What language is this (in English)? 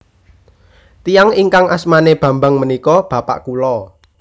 Javanese